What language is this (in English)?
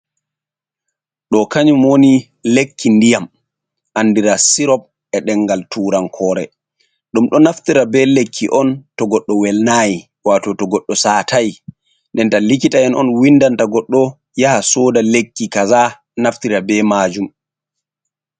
Fula